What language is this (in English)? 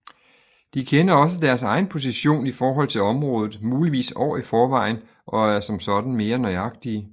Danish